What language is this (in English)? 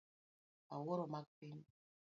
Luo (Kenya and Tanzania)